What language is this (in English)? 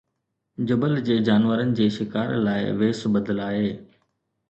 Sindhi